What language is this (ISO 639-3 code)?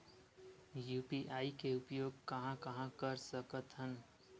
hne